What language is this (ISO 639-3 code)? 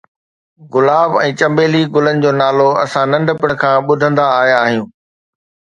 snd